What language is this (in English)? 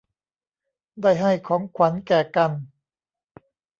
Thai